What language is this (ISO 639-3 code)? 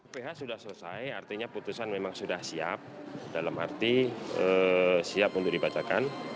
ind